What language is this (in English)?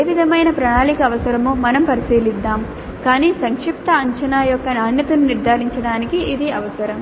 Telugu